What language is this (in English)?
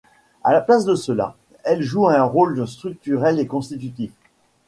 French